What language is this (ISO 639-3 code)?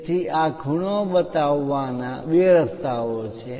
guj